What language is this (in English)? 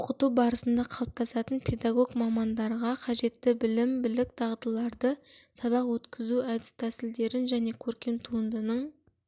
Kazakh